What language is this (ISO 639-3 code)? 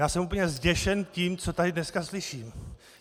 ces